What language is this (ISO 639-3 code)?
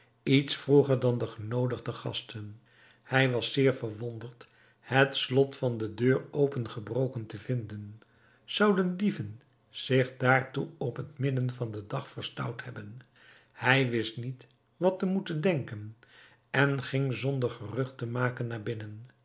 nld